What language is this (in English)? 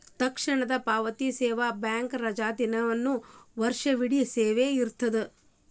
Kannada